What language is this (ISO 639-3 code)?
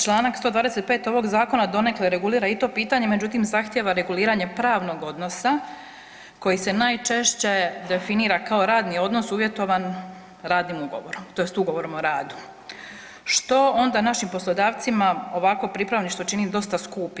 hrv